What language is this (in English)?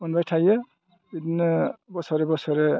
Bodo